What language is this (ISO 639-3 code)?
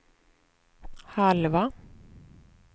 swe